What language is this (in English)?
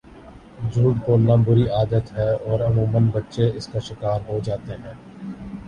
Urdu